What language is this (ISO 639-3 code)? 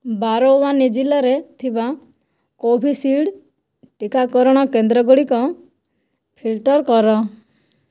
ori